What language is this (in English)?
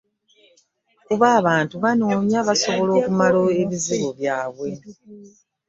Ganda